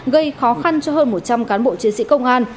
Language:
Vietnamese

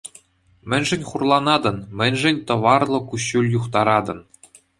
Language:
Chuvash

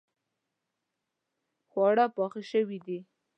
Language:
Pashto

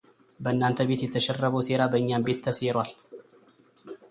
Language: Amharic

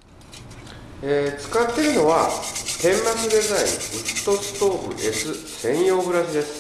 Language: Japanese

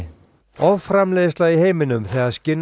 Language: Icelandic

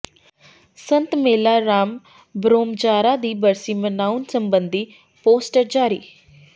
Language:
Punjabi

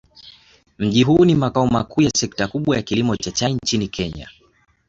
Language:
Swahili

